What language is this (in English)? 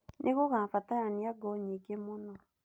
Kikuyu